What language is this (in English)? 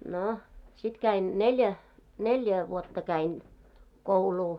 Finnish